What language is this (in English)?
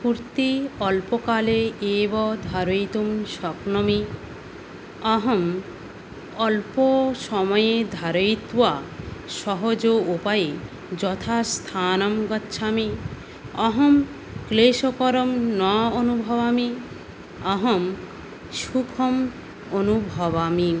Sanskrit